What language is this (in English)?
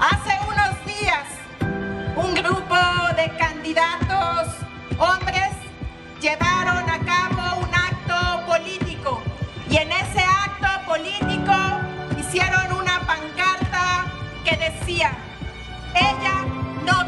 Spanish